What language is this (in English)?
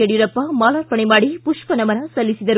Kannada